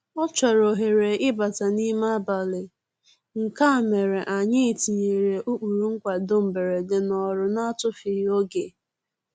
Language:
Igbo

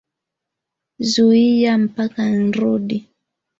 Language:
Swahili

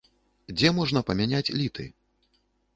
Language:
Belarusian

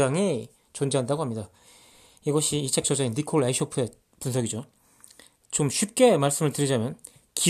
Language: Korean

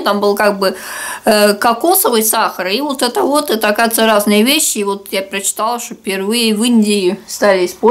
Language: Russian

